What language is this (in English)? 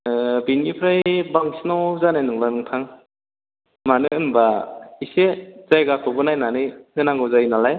Bodo